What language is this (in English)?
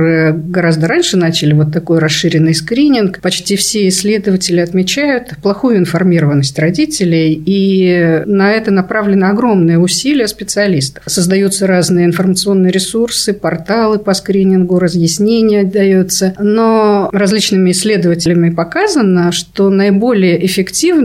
Russian